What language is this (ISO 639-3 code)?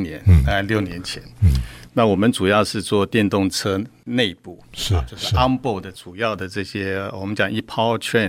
zho